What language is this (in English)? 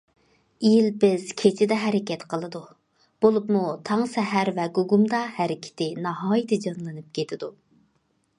Uyghur